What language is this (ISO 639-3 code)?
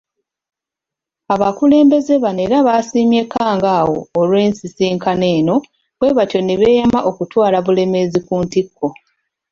lug